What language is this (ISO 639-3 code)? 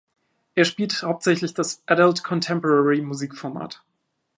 deu